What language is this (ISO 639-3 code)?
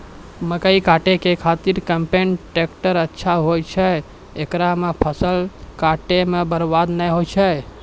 mai